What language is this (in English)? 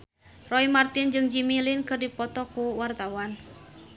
Sundanese